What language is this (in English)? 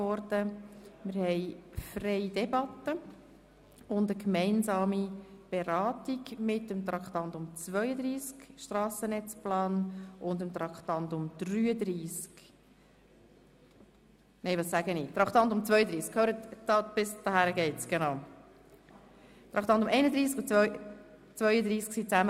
Swiss German